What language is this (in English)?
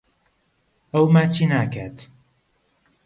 Central Kurdish